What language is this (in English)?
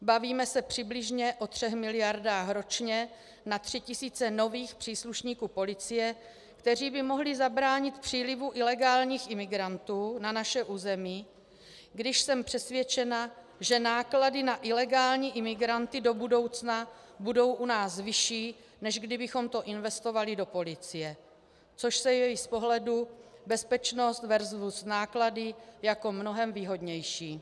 Czech